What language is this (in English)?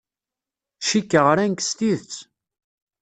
Kabyle